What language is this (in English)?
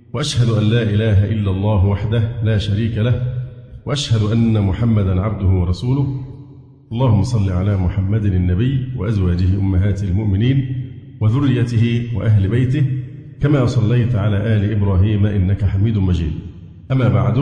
Arabic